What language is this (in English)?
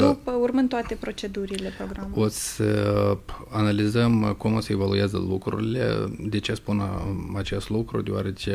Romanian